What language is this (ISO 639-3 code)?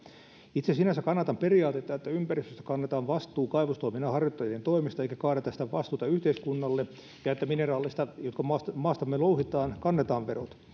fin